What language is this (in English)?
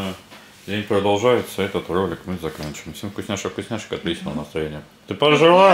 Russian